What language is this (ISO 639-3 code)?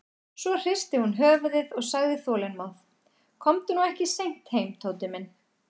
isl